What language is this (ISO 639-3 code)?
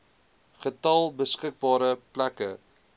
afr